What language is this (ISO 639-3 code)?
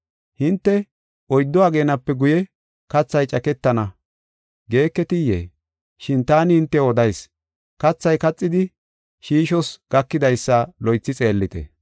gof